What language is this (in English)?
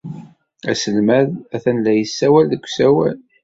Kabyle